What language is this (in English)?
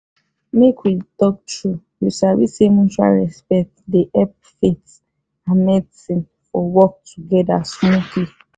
Nigerian Pidgin